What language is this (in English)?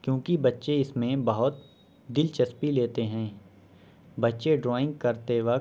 Urdu